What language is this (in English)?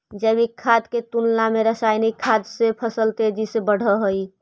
Magahi